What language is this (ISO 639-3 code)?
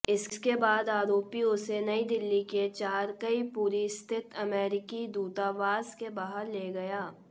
hin